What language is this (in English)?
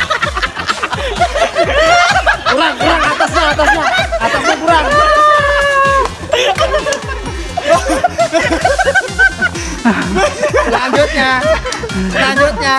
Indonesian